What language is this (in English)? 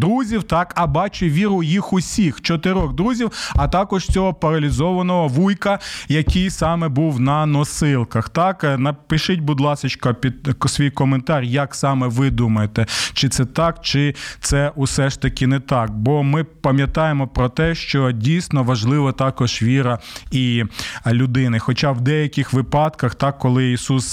Ukrainian